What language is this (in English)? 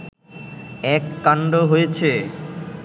Bangla